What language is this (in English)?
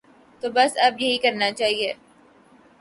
Urdu